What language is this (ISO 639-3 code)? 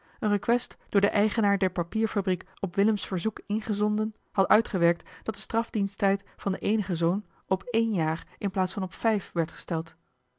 nld